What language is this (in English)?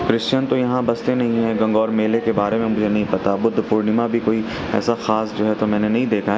Urdu